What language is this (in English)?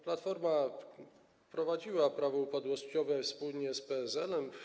Polish